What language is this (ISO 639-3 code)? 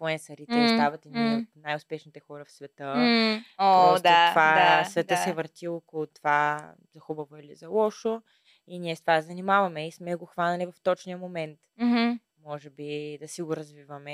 bul